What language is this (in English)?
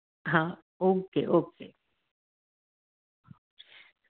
Hindi